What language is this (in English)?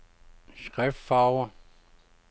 Danish